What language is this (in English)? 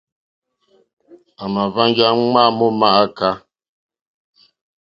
Mokpwe